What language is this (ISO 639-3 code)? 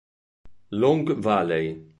ita